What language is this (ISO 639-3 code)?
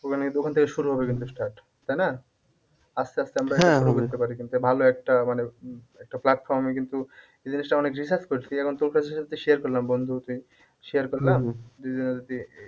ben